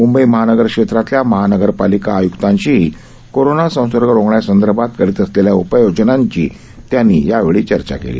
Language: Marathi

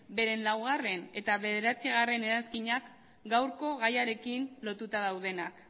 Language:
Basque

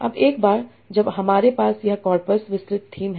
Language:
Hindi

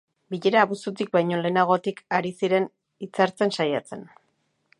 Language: Basque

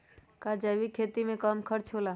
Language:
Magahi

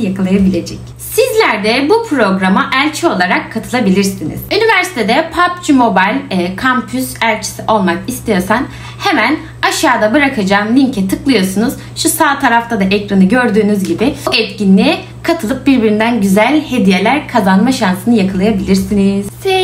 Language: Turkish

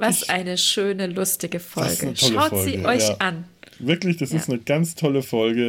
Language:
German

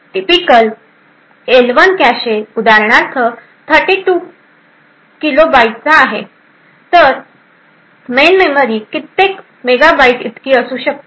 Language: Marathi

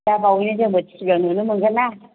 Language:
Bodo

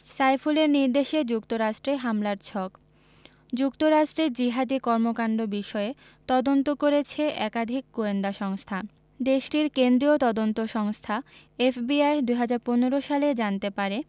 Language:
Bangla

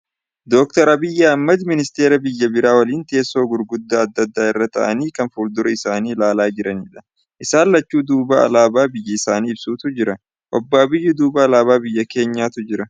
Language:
Oromo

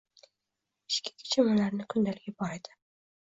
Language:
Uzbek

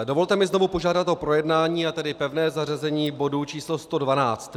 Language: Czech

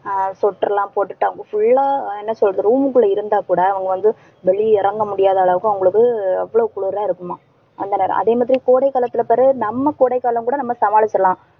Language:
Tamil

